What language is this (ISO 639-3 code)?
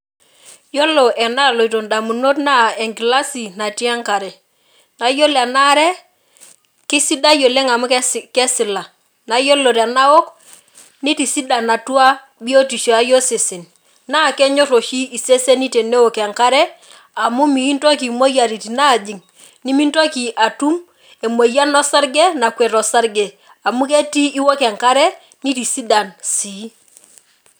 mas